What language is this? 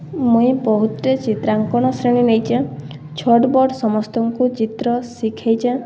Odia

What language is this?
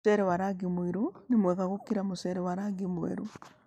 Kikuyu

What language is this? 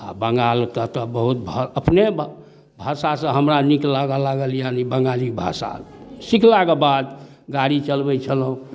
Maithili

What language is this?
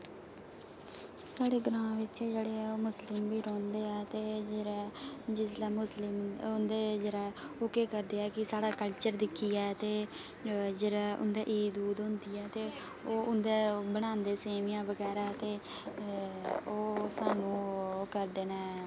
Dogri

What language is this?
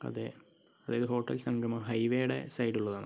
Malayalam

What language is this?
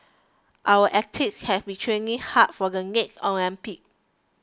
English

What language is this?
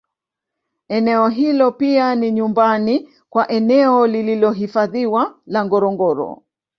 Swahili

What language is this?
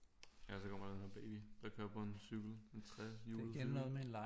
Danish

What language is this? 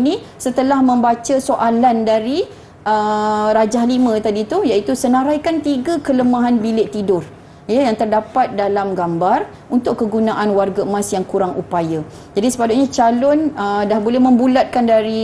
Malay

